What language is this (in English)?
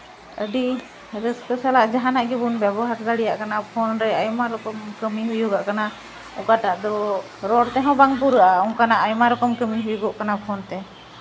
Santali